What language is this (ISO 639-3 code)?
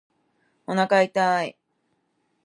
jpn